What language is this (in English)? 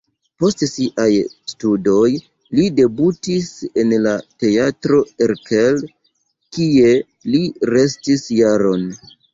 Esperanto